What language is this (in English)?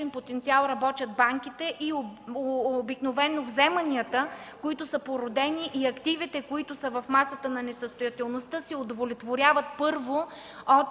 Bulgarian